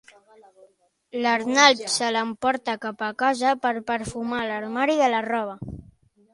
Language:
Catalan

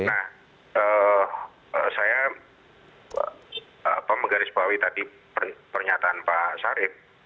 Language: Indonesian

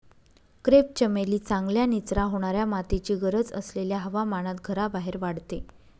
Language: Marathi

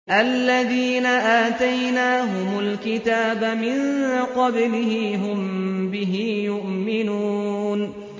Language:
Arabic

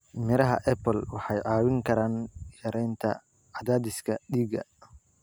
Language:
Somali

